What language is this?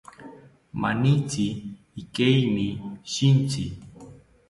South Ucayali Ashéninka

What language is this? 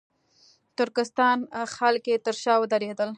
Pashto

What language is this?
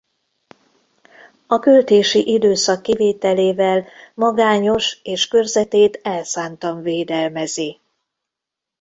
Hungarian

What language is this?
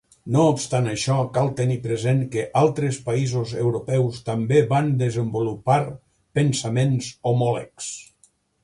Catalan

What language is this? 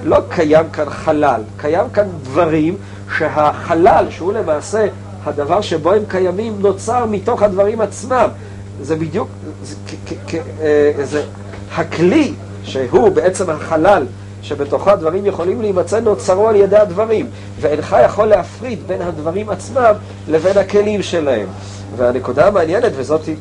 Hebrew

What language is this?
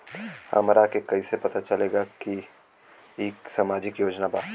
Bhojpuri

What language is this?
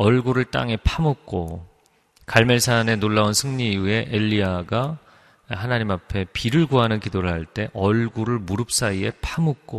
Korean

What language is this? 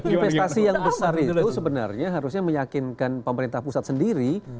Indonesian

